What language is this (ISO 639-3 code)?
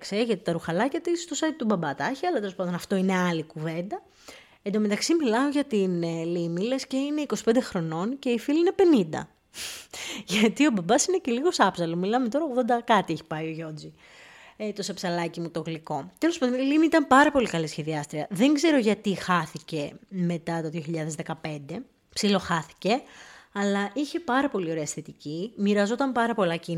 ell